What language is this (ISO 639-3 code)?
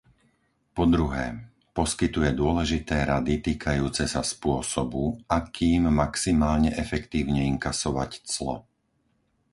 slk